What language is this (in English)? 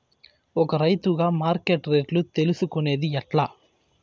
Telugu